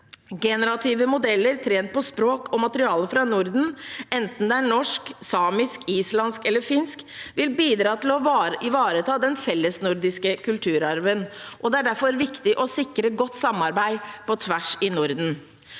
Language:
Norwegian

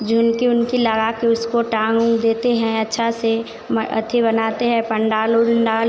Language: Hindi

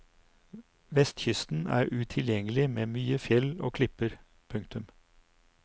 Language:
Norwegian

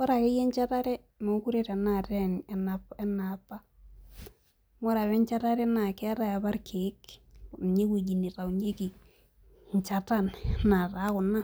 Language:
Masai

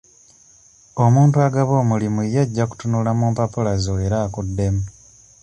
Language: Ganda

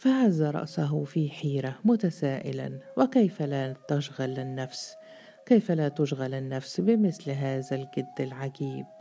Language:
Arabic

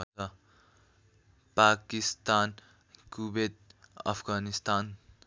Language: Nepali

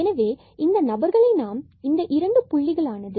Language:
Tamil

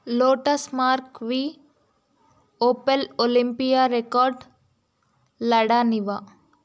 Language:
Telugu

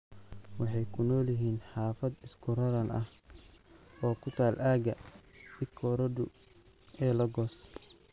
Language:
Somali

